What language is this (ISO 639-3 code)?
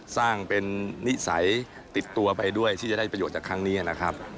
tha